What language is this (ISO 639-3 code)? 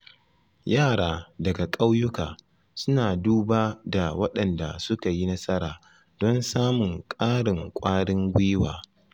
hau